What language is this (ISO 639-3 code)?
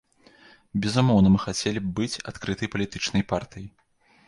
bel